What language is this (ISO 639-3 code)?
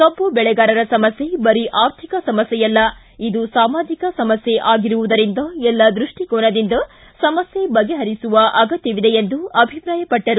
kan